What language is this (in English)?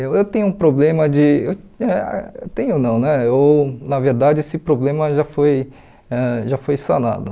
Portuguese